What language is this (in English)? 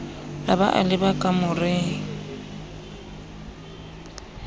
Southern Sotho